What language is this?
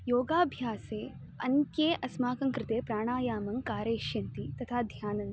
Sanskrit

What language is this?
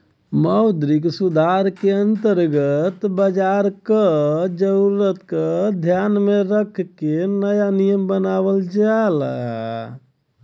Bhojpuri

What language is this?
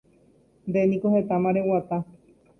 Guarani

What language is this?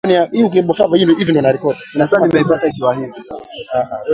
Swahili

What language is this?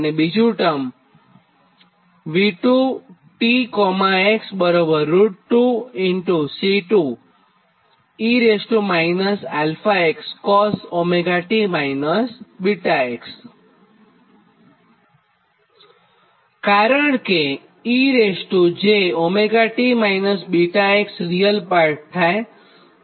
Gujarati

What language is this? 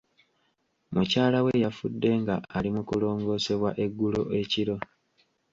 Ganda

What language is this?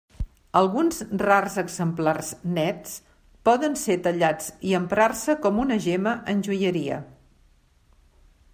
Catalan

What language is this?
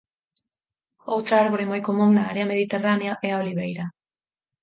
Galician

